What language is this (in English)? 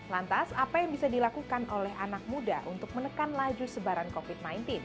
Indonesian